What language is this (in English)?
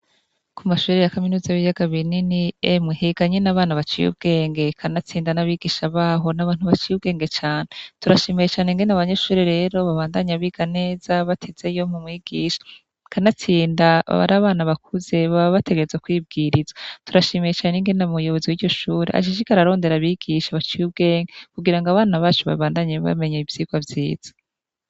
Rundi